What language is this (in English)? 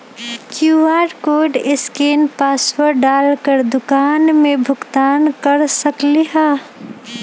Magahi